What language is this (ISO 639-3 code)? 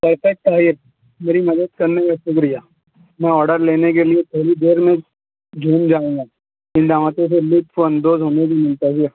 urd